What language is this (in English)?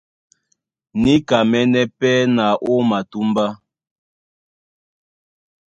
Duala